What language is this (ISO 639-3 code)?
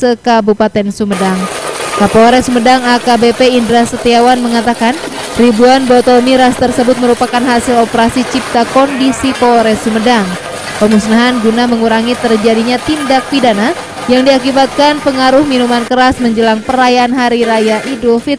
ind